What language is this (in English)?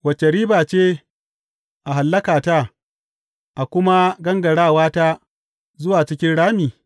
Hausa